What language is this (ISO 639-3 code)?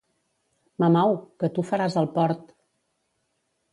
cat